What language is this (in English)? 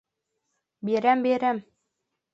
Bashkir